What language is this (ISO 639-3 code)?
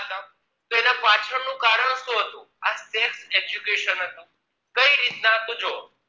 guj